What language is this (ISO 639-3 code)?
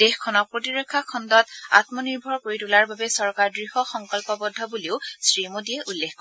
asm